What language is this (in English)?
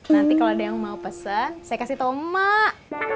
Indonesian